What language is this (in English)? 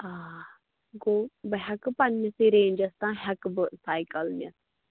Kashmiri